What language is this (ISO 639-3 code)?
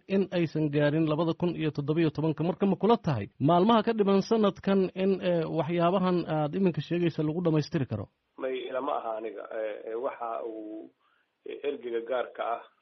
ara